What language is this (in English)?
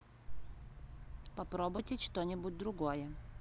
Russian